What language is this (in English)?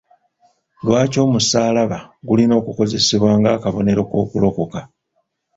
Ganda